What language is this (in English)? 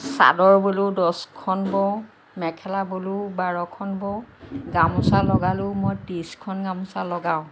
Assamese